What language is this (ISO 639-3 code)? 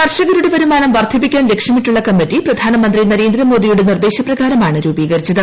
mal